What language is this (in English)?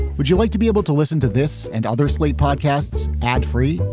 English